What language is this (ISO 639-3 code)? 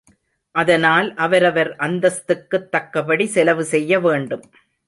tam